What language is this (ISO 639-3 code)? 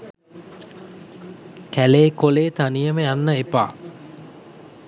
sin